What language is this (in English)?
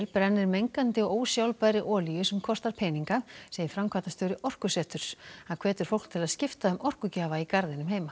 Icelandic